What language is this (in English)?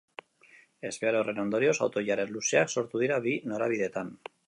Basque